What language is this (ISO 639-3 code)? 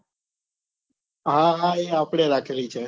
guj